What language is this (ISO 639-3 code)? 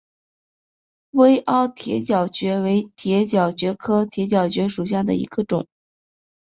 zho